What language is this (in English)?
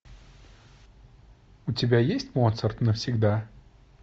Russian